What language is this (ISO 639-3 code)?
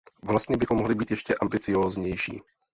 ces